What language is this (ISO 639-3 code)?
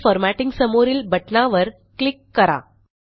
mar